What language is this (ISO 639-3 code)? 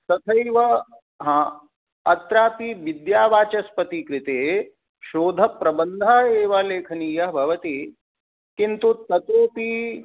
san